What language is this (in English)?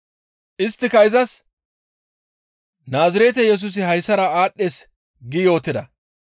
Gamo